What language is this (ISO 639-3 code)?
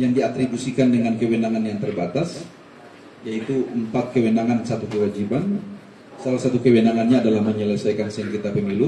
ind